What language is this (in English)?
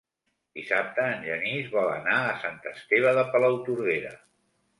Catalan